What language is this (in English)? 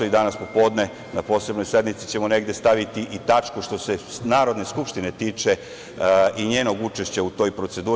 Serbian